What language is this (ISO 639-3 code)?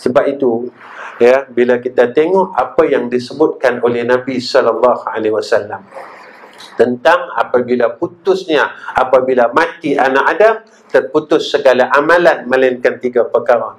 msa